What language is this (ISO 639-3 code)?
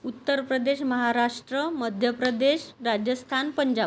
mar